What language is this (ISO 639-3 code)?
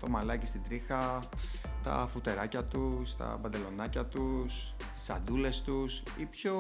ell